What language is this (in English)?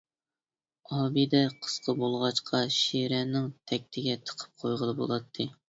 Uyghur